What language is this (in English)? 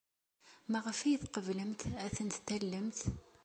Kabyle